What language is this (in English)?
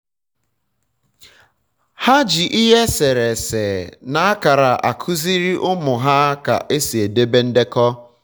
Igbo